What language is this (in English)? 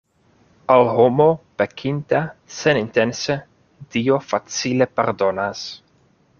Esperanto